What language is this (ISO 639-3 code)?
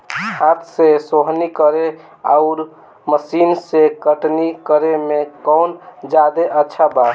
bho